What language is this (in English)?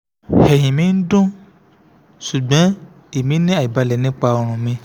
Yoruba